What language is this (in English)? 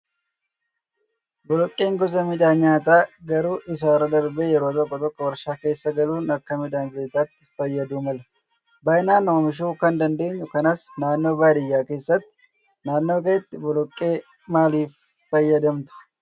Oromo